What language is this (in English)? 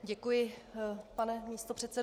Czech